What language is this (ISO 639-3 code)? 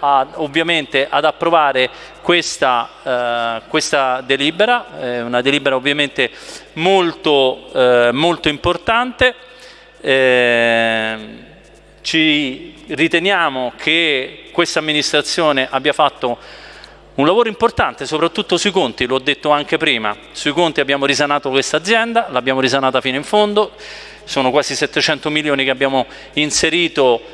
ita